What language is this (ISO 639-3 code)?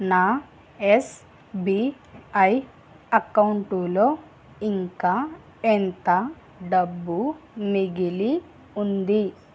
tel